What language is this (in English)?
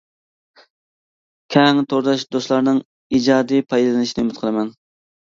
Uyghur